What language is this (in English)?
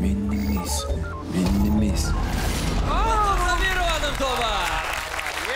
Russian